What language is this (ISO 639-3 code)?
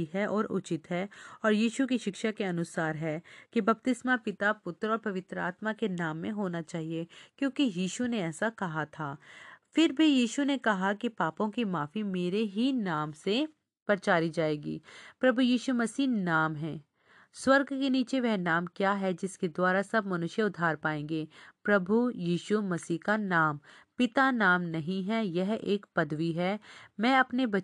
hin